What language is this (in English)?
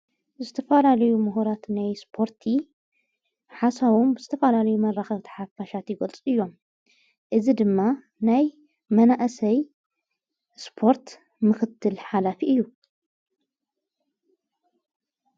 Tigrinya